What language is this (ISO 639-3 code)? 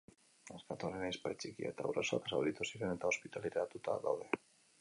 eus